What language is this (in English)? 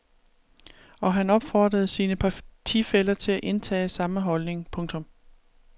Danish